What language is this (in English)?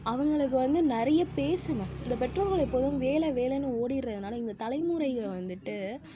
Tamil